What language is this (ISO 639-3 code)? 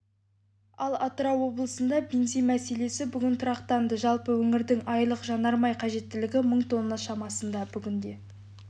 kaz